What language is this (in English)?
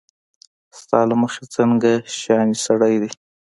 Pashto